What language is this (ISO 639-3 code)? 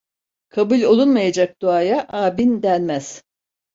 tur